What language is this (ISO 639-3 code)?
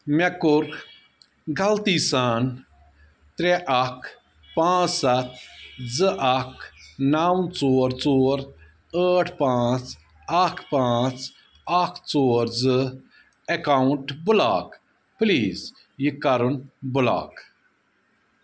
kas